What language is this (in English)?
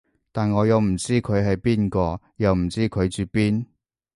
Cantonese